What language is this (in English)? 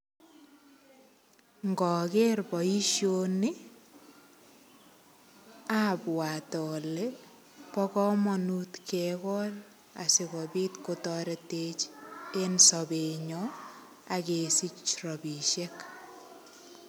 Kalenjin